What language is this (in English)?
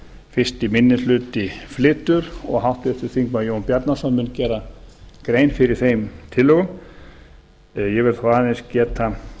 Icelandic